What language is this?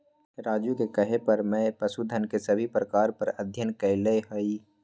Magahi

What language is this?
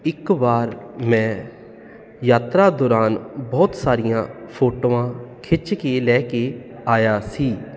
Punjabi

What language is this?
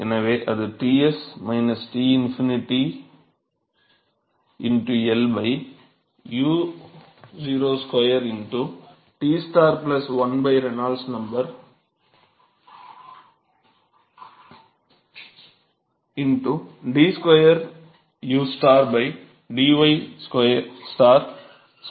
Tamil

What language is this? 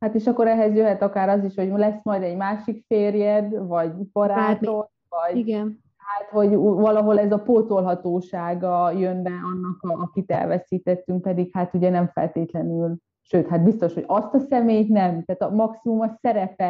Hungarian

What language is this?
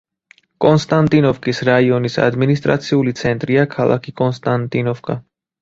Georgian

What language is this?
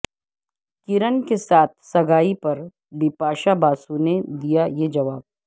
Urdu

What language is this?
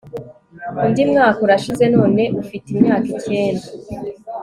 Kinyarwanda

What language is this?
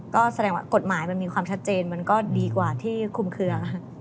Thai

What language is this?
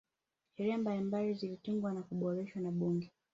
Swahili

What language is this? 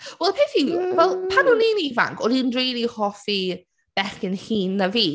Welsh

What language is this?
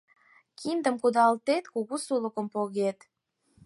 Mari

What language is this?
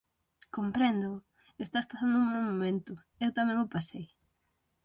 Galician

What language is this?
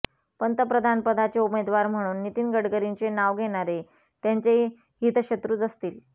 Marathi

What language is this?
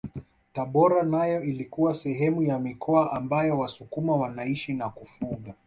Swahili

